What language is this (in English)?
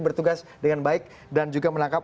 Indonesian